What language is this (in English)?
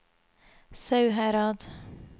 Norwegian